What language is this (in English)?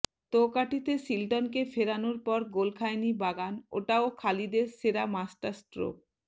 Bangla